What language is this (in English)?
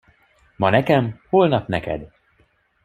Hungarian